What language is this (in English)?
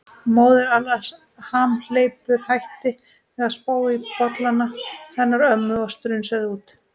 Icelandic